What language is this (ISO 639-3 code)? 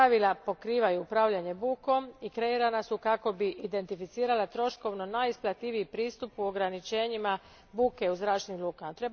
hrv